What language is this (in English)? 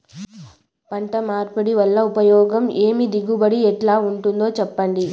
Telugu